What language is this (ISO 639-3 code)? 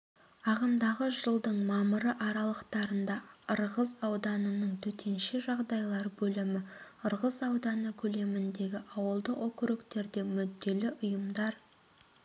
kaz